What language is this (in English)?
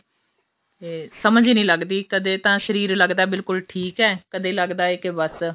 Punjabi